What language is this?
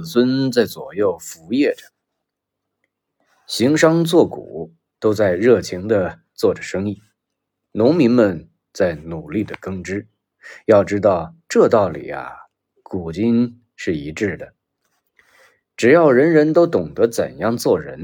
Chinese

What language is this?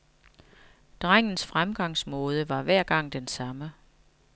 Danish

